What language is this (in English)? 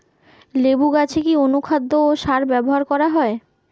Bangla